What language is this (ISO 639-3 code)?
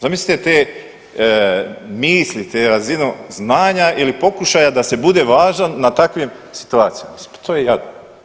hrv